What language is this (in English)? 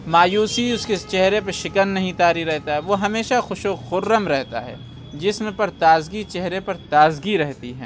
Urdu